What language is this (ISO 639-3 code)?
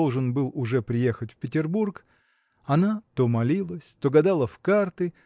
rus